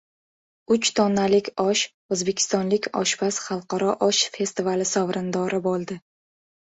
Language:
Uzbek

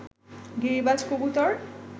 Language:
Bangla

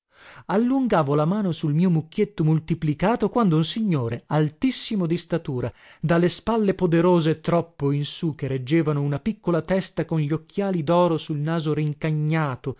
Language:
Italian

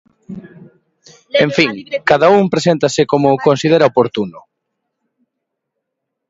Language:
Galician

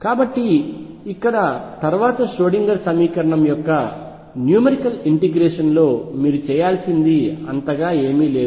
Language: Telugu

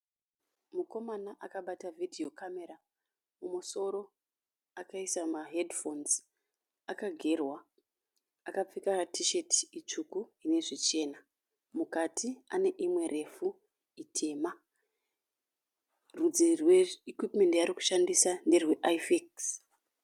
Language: Shona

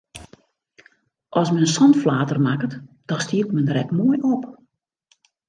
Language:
Western Frisian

